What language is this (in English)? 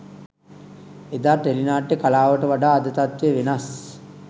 Sinhala